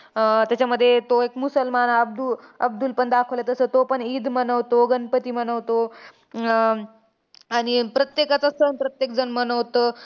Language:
Marathi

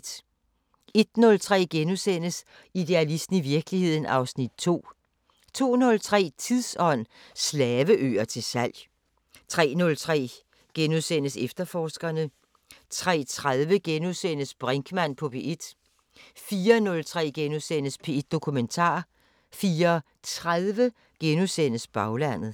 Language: Danish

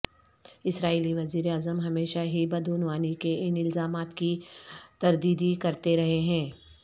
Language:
Urdu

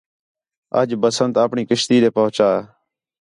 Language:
Khetrani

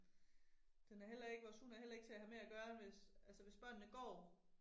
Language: Danish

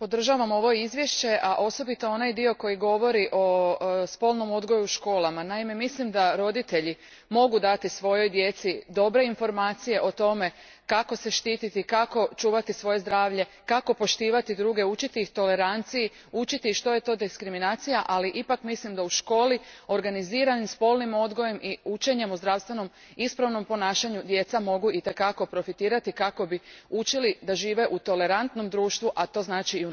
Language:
Croatian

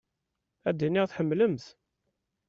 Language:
Kabyle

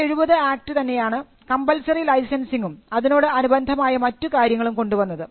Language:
Malayalam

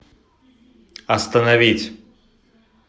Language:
Russian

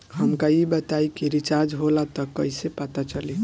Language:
Bhojpuri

